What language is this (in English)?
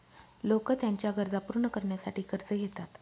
Marathi